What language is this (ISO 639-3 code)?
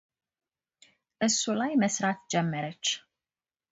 amh